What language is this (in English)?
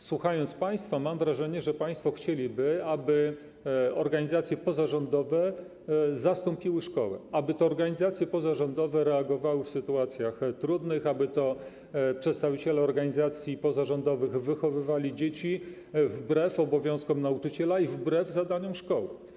Polish